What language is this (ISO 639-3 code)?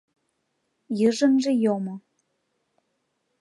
chm